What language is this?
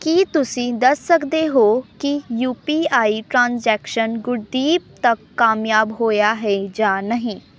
Punjabi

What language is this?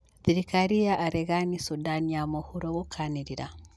Kikuyu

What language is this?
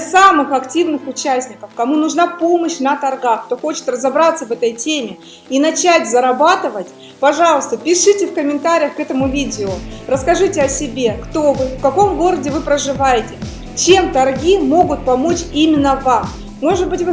Russian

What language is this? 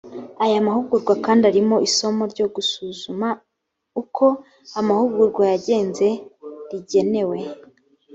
Kinyarwanda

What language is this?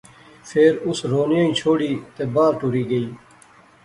Pahari-Potwari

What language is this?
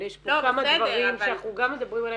Hebrew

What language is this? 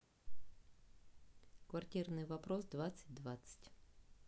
Russian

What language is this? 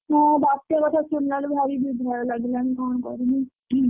Odia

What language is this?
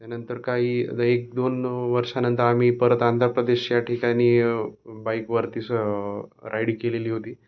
Marathi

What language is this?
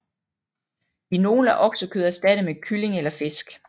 Danish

